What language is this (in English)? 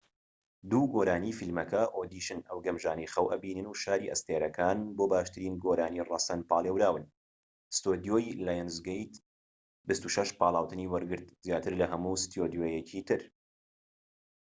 Central Kurdish